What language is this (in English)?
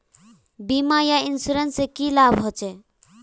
Magahi